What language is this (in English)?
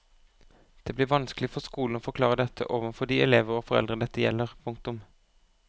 Norwegian